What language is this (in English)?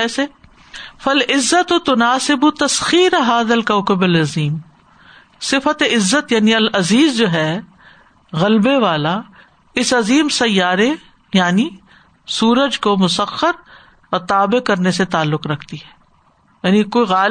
Urdu